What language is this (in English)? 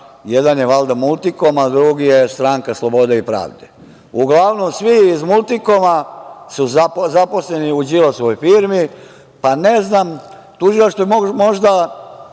Serbian